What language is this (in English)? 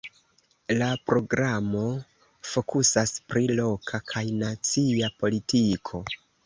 Esperanto